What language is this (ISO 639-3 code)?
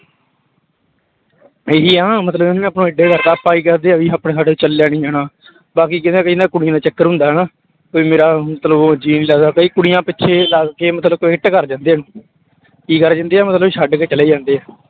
pan